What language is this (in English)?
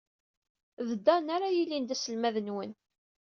Kabyle